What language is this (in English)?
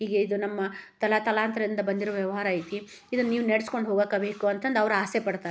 Kannada